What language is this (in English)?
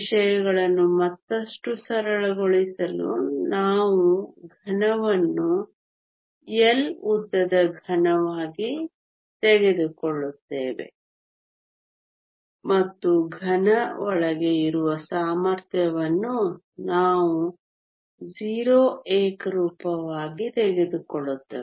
Kannada